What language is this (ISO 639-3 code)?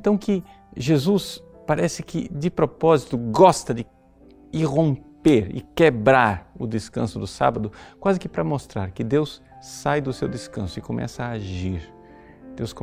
por